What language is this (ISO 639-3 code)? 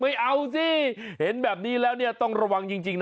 tha